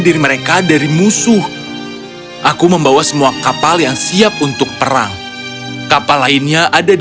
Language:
Indonesian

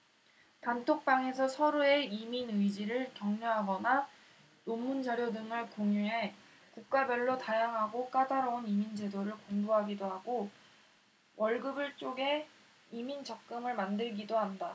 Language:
Korean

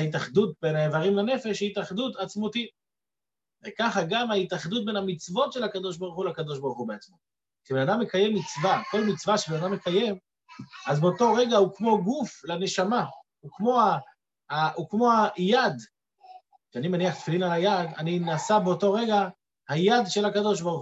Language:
Hebrew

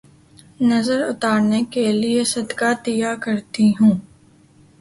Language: Urdu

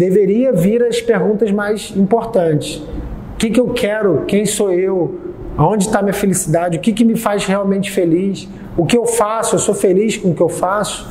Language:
Portuguese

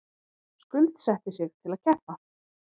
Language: Icelandic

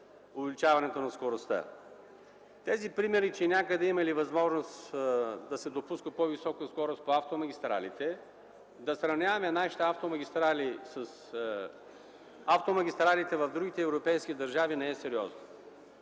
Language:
Bulgarian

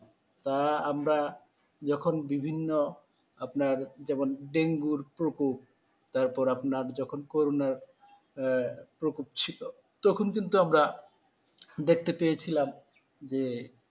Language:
Bangla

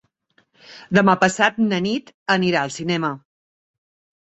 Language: Catalan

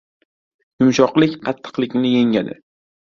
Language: Uzbek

